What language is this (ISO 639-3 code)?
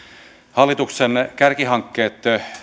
fin